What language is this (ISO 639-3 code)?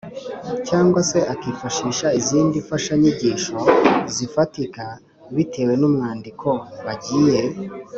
kin